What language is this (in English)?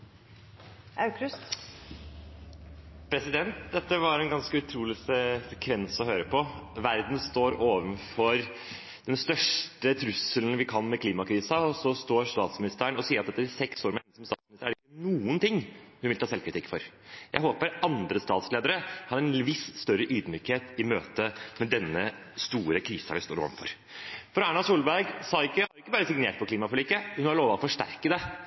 Norwegian